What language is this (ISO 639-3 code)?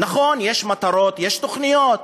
heb